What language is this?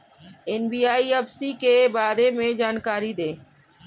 Hindi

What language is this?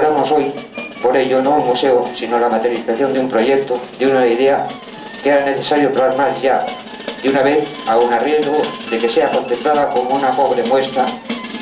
Spanish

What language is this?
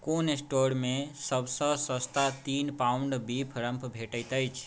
Maithili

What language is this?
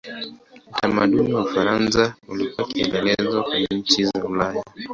Swahili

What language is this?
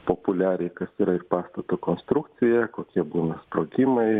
Lithuanian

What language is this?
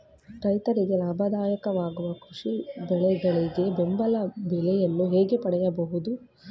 Kannada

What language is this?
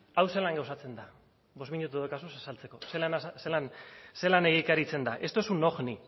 Basque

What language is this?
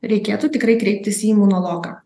Lithuanian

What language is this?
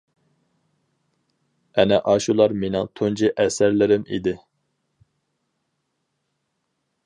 Uyghur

